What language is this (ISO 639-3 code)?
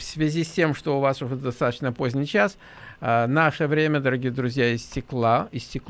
rus